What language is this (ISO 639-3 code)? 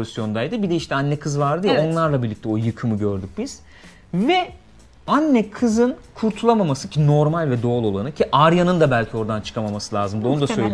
tur